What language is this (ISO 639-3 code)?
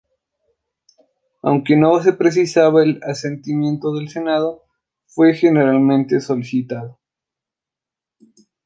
spa